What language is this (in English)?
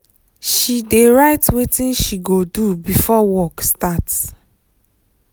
Nigerian Pidgin